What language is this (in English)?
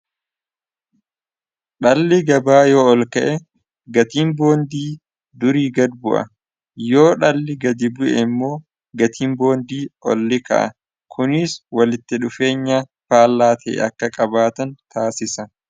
Oromo